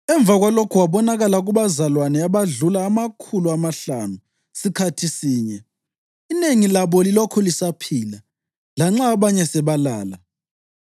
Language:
North Ndebele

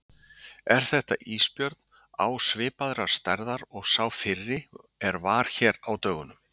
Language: Icelandic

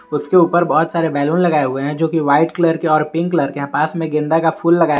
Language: Hindi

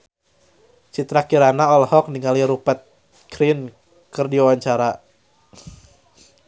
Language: Sundanese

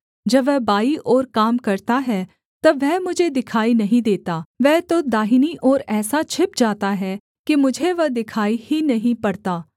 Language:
Hindi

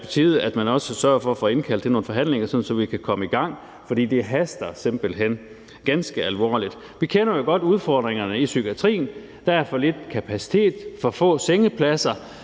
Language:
Danish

